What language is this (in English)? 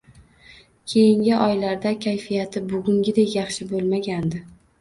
Uzbek